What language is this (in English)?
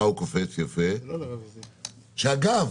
Hebrew